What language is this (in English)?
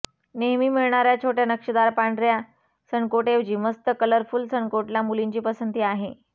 Marathi